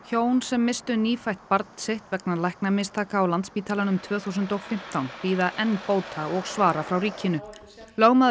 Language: Icelandic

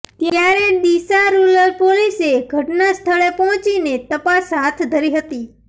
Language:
Gujarati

